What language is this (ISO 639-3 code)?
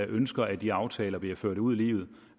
dan